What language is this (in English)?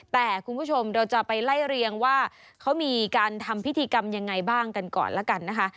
Thai